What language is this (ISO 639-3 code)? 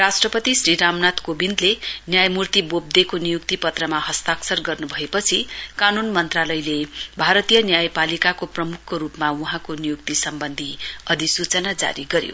nep